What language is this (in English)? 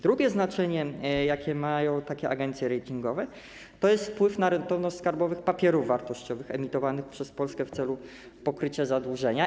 Polish